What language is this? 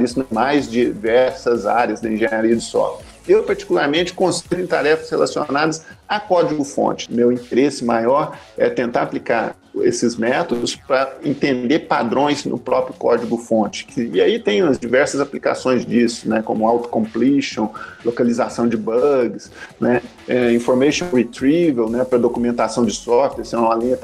Portuguese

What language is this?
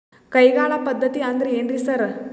Kannada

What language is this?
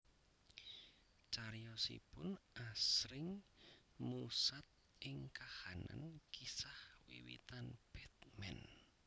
Javanese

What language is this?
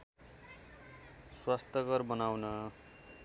Nepali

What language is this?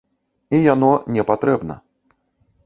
Belarusian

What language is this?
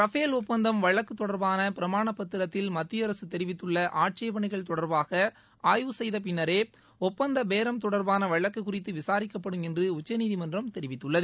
Tamil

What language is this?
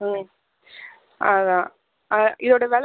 Tamil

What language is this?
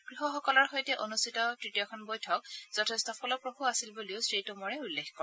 Assamese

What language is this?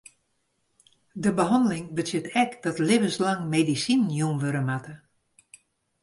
Western Frisian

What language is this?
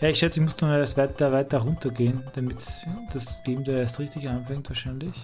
German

